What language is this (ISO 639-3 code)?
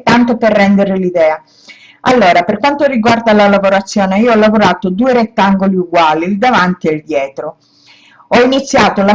ita